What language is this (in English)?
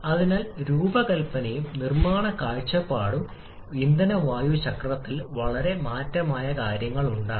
Malayalam